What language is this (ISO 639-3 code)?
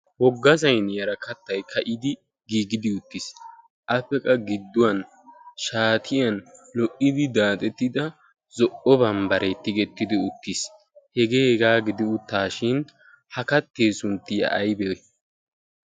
wal